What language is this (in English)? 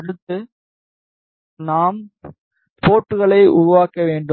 Tamil